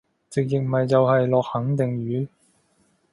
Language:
Cantonese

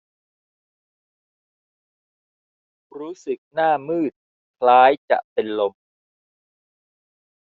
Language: Thai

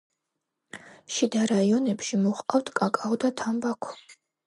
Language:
Georgian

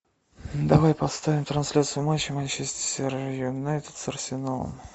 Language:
Russian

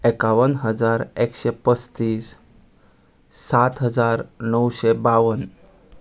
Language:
Konkani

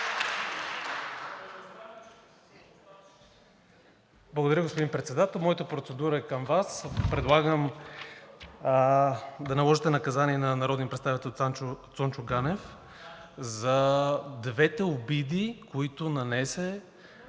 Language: Bulgarian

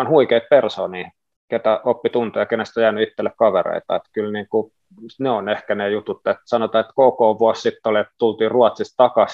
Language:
Finnish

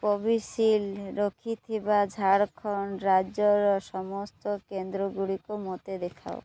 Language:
Odia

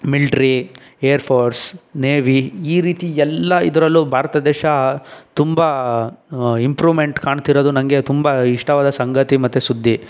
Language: Kannada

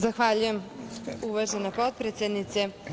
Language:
Serbian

